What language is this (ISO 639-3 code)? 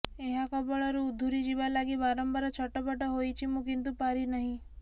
ori